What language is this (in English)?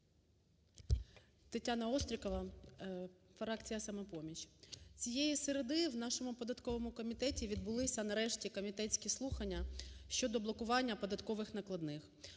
Ukrainian